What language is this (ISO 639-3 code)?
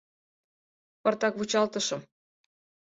chm